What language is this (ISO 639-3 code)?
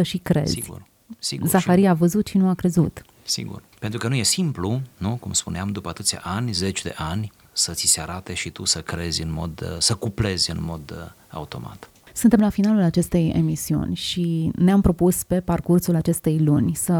ron